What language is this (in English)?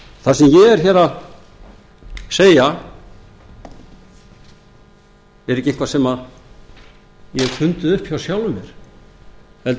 Icelandic